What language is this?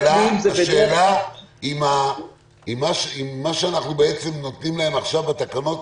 Hebrew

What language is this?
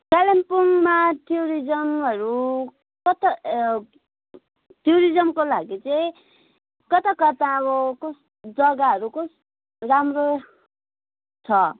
Nepali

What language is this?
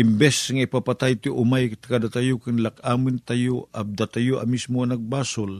Filipino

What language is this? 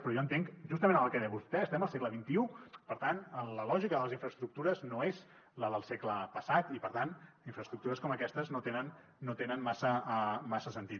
Catalan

